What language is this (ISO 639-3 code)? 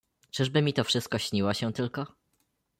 pol